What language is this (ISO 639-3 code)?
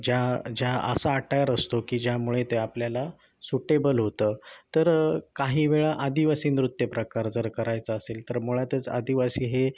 mar